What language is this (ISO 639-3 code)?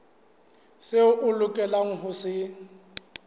sot